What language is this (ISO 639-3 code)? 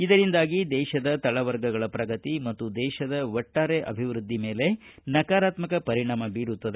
kan